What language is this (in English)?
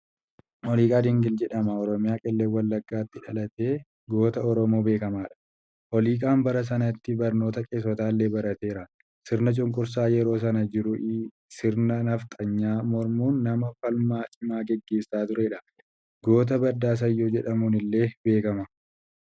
Oromo